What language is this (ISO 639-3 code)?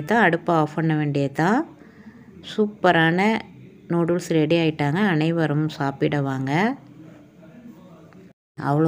tam